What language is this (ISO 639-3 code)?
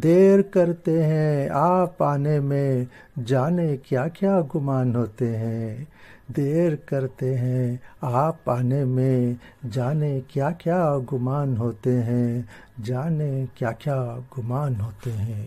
urd